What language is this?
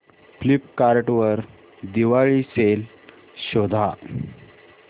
Marathi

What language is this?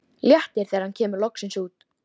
Icelandic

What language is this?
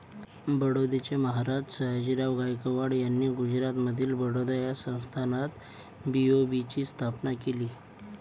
Marathi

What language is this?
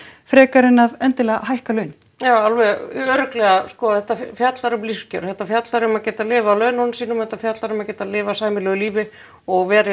Icelandic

